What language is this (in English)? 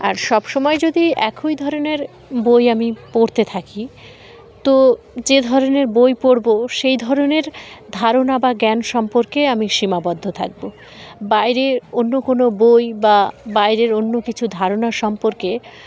Bangla